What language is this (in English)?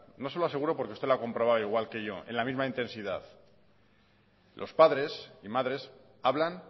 Spanish